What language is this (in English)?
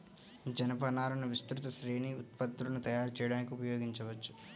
Telugu